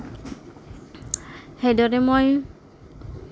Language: Assamese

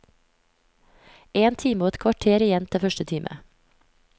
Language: Norwegian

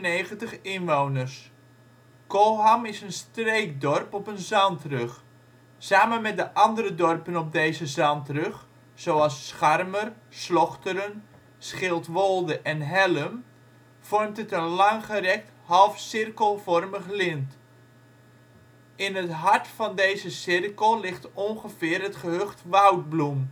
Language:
Dutch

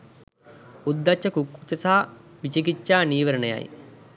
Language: Sinhala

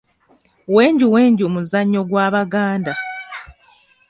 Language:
Ganda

